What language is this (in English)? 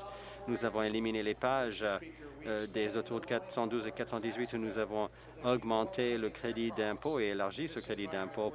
French